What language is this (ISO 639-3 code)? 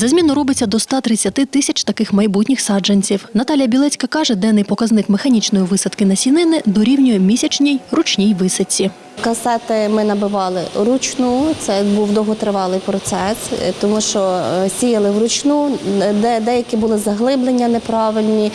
ukr